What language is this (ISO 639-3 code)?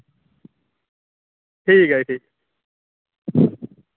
doi